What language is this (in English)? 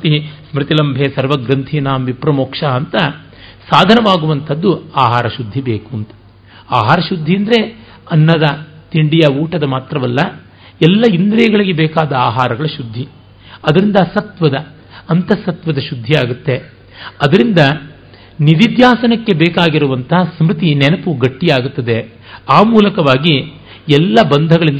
Kannada